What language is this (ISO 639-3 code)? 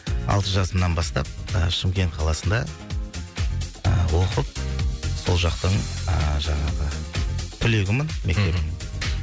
kaz